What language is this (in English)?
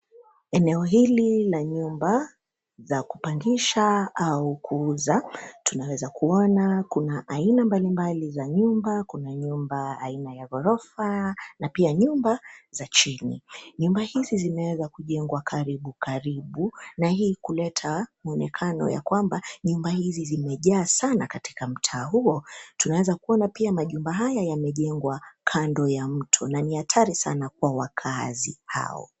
Swahili